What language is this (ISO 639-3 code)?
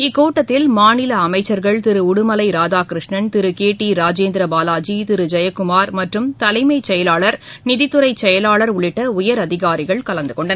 tam